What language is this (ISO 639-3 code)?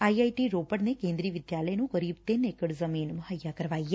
pan